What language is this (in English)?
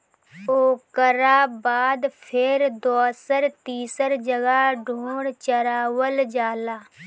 Bhojpuri